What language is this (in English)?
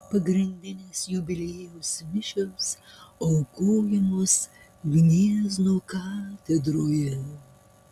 Lithuanian